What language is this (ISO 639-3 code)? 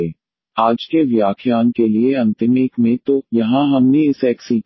hin